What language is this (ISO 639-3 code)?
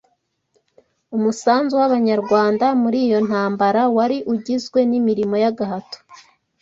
kin